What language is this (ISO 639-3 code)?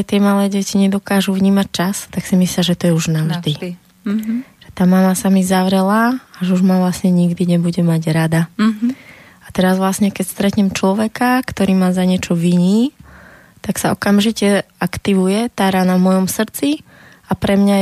slk